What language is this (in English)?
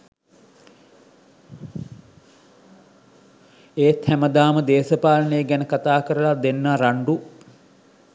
Sinhala